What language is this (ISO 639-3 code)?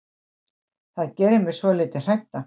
isl